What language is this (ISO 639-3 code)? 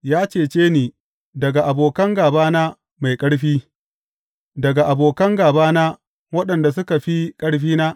hau